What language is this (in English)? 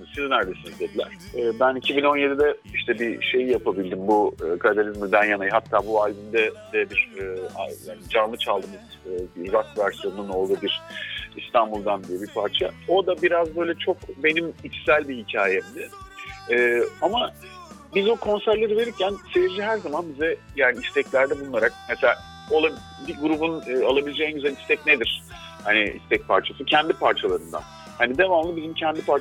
Turkish